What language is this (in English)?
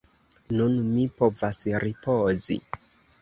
Esperanto